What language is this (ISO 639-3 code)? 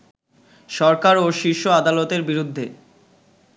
ben